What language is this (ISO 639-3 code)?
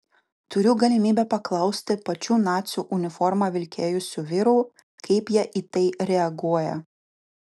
lit